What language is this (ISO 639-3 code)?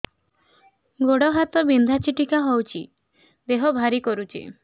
ori